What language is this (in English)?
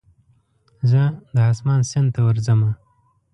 Pashto